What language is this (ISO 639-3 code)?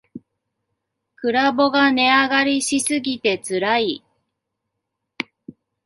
jpn